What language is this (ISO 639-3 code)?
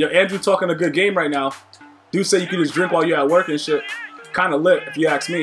eng